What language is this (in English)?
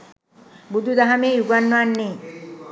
Sinhala